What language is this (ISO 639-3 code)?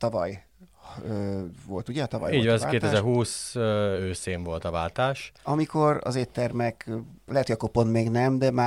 hun